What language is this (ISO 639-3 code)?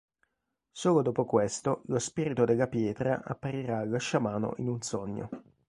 ita